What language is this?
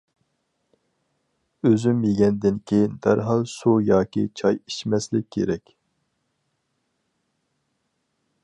Uyghur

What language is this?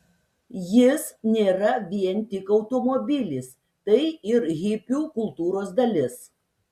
Lithuanian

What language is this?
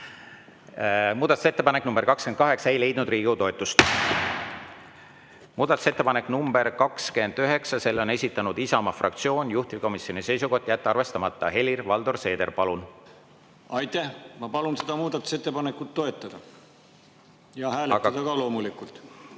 Estonian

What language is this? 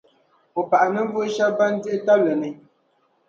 Dagbani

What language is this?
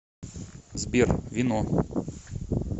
Russian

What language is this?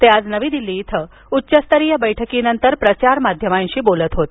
Marathi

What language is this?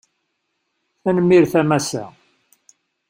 Kabyle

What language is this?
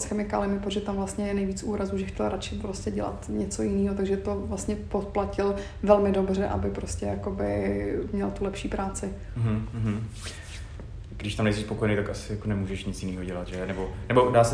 Czech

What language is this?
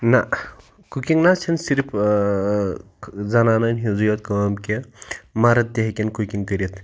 Kashmiri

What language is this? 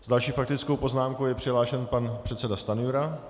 Czech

